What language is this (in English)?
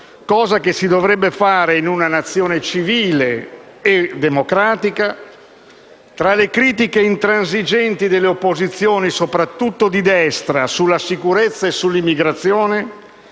Italian